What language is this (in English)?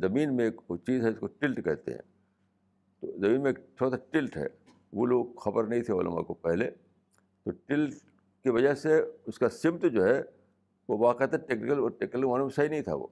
Urdu